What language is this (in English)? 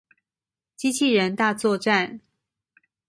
Chinese